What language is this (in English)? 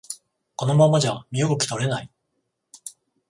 Japanese